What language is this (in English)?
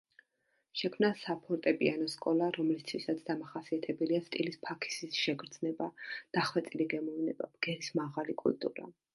Georgian